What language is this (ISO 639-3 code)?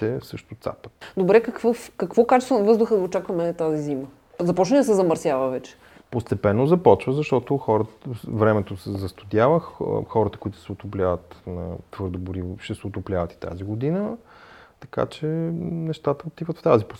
bul